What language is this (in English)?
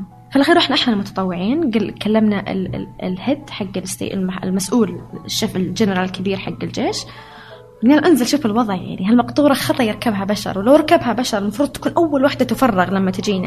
Arabic